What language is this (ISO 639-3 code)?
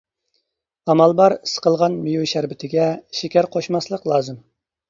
uig